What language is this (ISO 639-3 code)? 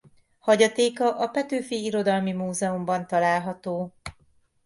hun